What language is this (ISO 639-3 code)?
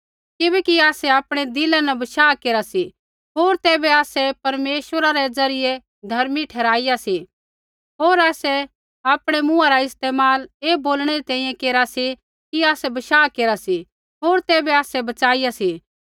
kfx